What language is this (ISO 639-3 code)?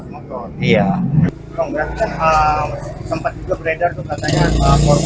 ind